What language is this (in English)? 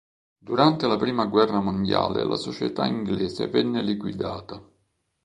Italian